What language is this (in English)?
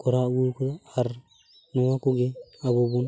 Santali